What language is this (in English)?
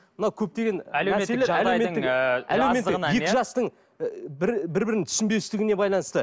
Kazakh